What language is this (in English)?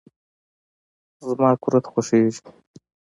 Pashto